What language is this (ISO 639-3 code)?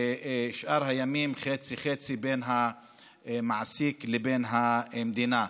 heb